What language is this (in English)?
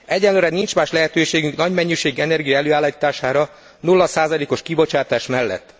Hungarian